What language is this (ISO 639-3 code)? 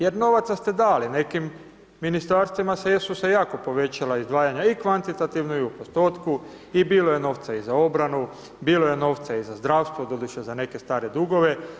hrv